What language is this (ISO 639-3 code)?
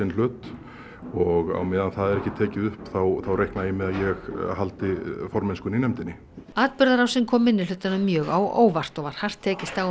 isl